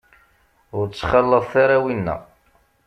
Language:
Kabyle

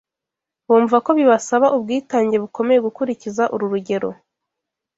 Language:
Kinyarwanda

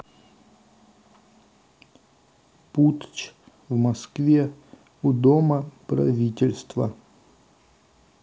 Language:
Russian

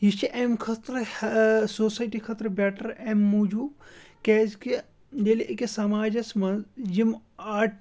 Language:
Kashmiri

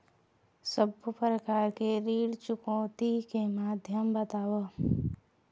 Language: Chhattisgarhi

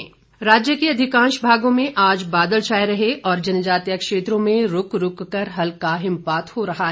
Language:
Hindi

